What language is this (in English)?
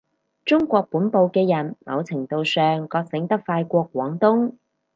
Cantonese